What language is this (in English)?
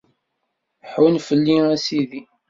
Kabyle